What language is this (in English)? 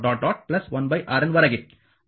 Kannada